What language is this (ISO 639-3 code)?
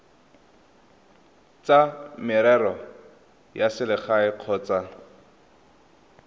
tsn